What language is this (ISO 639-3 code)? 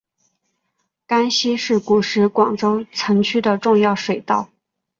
zho